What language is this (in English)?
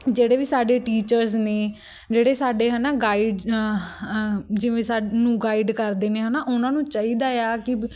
Punjabi